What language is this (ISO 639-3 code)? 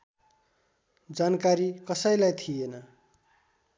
nep